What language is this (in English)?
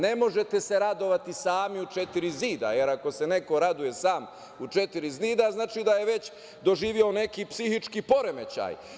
Serbian